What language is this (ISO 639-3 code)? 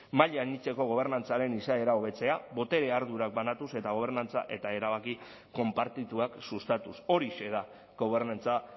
eus